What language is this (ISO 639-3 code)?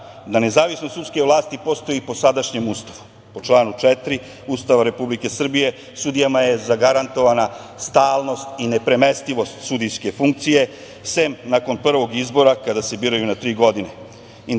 srp